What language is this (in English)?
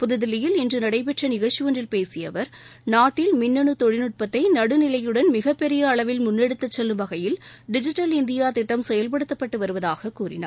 Tamil